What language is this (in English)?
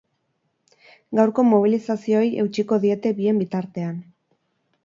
Basque